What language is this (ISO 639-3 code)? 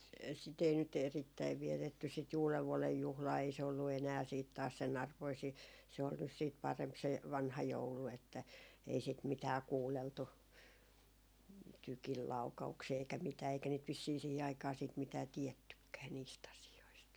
fin